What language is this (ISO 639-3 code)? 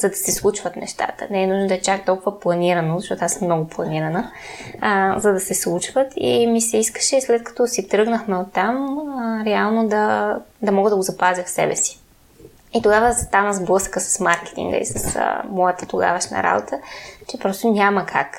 bul